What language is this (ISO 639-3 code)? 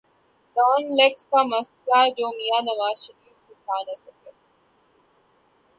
urd